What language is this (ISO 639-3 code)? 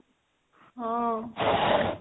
ori